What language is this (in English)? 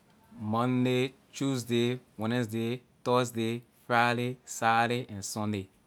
Liberian English